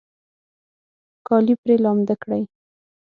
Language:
Pashto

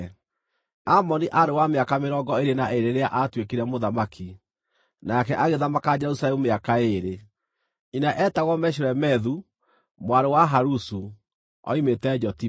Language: Kikuyu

